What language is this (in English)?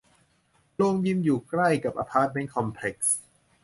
Thai